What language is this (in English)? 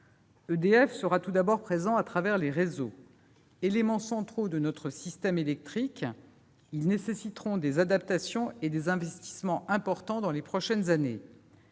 French